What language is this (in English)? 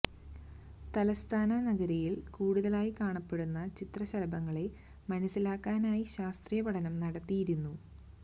Malayalam